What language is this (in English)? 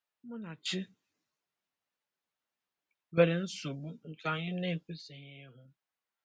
Igbo